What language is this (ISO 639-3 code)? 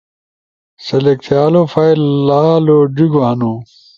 ush